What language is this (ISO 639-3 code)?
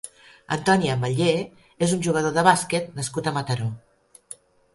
cat